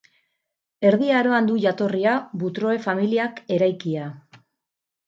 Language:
Basque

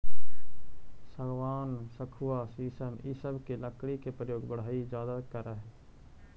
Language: Magahi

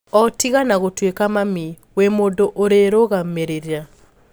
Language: Kikuyu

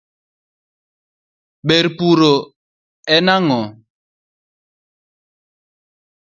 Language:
Luo (Kenya and Tanzania)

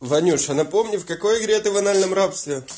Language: Russian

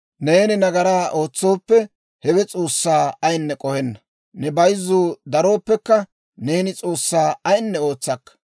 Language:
Dawro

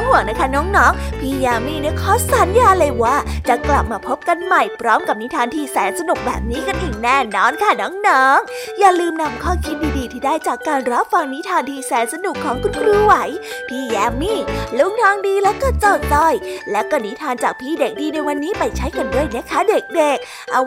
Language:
Thai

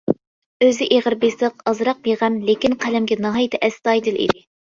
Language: Uyghur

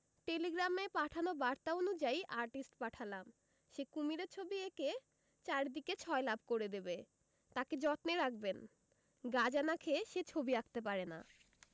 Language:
Bangla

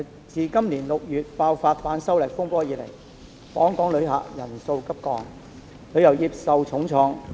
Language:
Cantonese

